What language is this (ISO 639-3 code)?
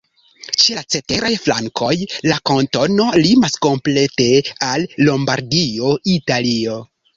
epo